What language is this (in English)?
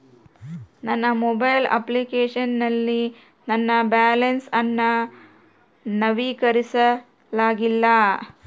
Kannada